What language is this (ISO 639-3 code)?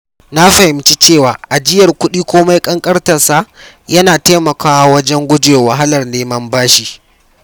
hau